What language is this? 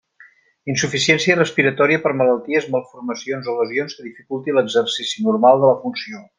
Catalan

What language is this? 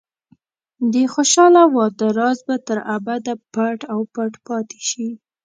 Pashto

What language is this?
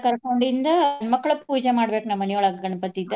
Kannada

